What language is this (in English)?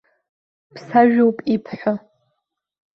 Abkhazian